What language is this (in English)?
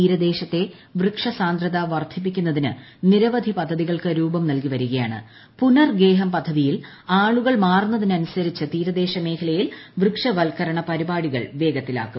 Malayalam